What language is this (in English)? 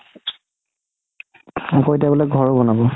Assamese